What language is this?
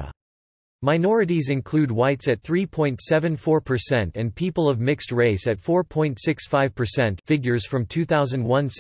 English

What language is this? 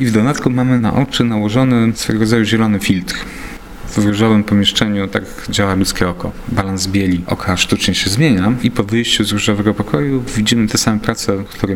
Polish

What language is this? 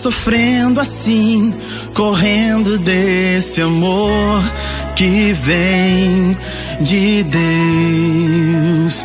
Portuguese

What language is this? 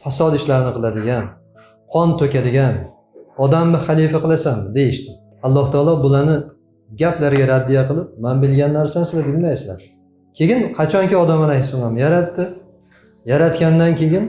Turkish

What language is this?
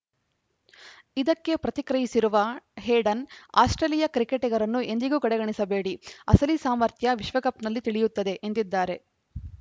Kannada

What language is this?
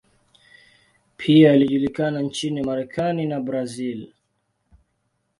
Swahili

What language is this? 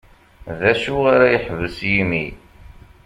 Kabyle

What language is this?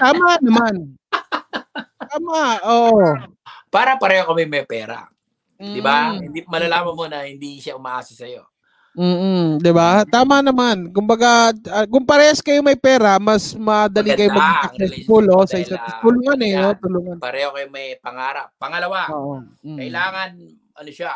Filipino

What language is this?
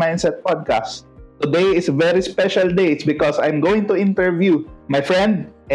Filipino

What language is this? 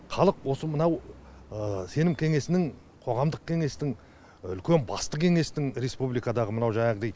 Kazakh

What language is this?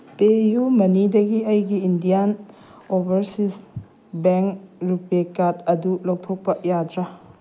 Manipuri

